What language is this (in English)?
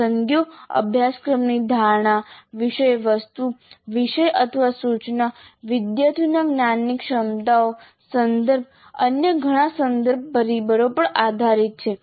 Gujarati